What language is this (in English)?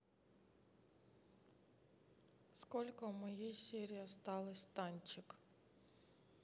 Russian